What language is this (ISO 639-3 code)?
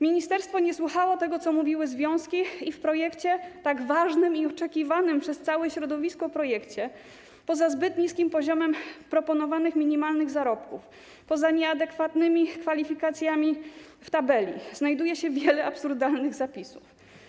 pol